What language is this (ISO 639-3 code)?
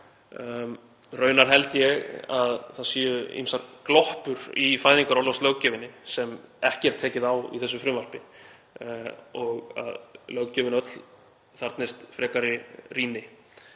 isl